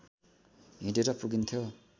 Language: Nepali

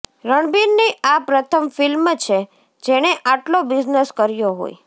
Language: Gujarati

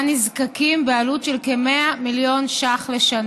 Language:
Hebrew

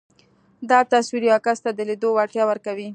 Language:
Pashto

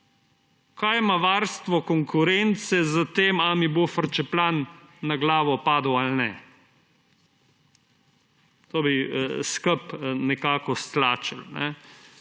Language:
Slovenian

